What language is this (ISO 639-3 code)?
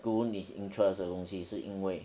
eng